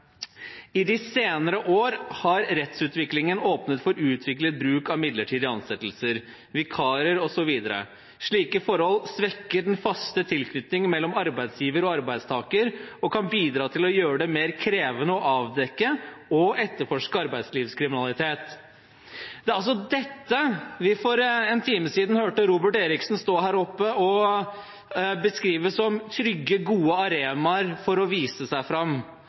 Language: Norwegian Bokmål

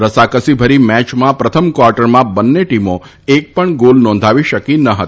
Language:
Gujarati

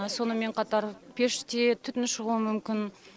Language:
Kazakh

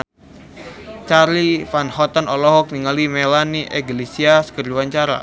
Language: Sundanese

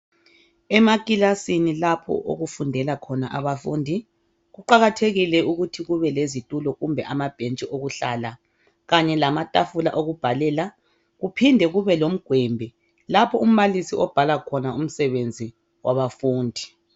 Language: North Ndebele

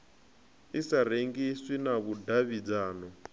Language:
Venda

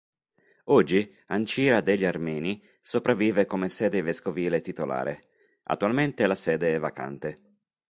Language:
Italian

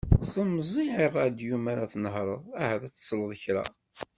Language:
Kabyle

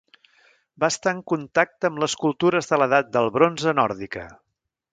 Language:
Catalan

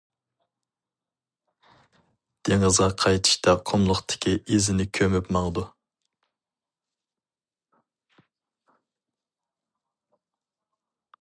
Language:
Uyghur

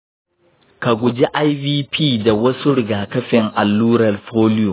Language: Hausa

